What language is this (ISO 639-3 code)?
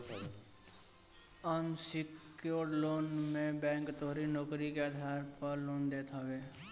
bho